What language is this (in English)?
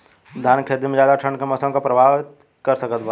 Bhojpuri